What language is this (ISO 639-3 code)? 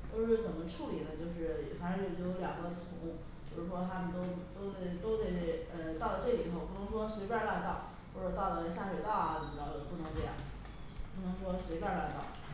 zho